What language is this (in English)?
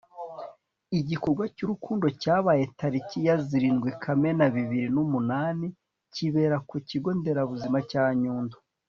Kinyarwanda